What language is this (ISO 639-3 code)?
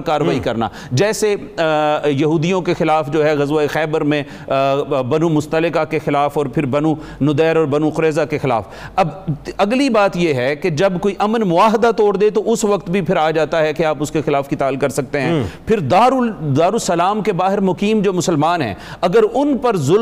urd